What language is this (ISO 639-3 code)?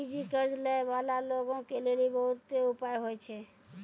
mai